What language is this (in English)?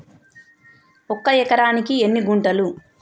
Telugu